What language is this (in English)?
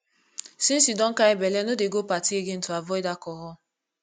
Nigerian Pidgin